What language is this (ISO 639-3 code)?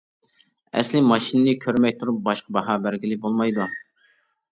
uig